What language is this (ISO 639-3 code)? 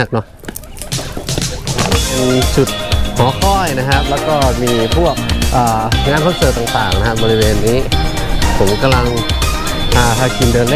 tha